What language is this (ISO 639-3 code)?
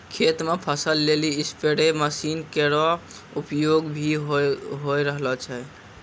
mai